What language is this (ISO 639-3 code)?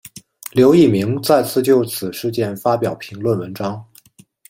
zho